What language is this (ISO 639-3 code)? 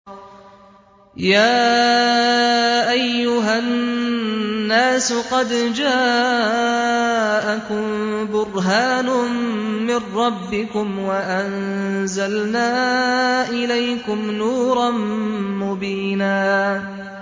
ara